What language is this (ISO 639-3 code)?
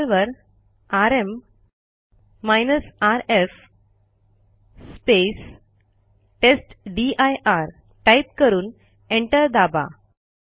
mar